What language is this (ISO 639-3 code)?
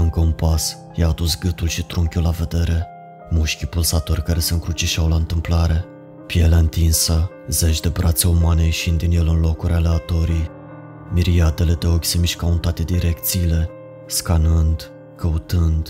ron